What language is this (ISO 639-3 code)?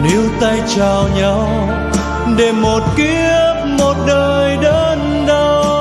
vie